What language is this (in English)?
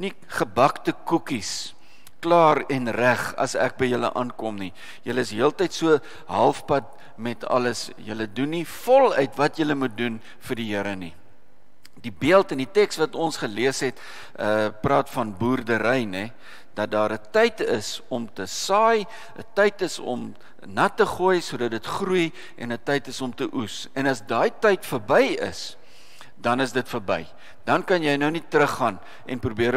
Dutch